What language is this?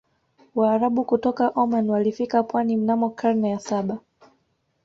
Swahili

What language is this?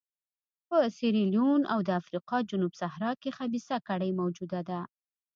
Pashto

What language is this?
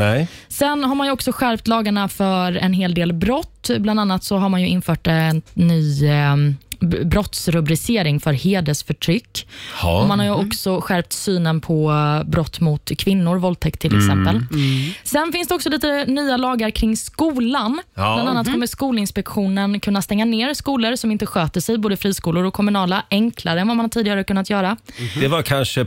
Swedish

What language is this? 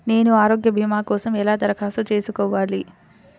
Telugu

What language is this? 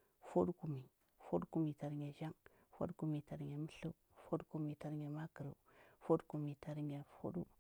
Huba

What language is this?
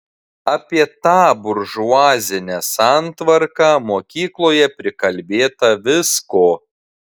Lithuanian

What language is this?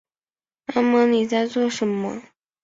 Chinese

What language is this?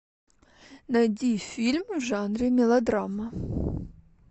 Russian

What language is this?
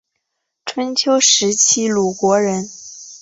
Chinese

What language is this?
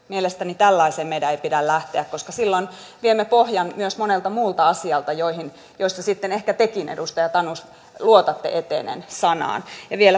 Finnish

